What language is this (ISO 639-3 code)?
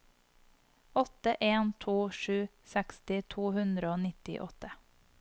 nor